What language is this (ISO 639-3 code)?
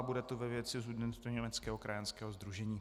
ces